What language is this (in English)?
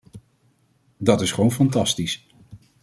Dutch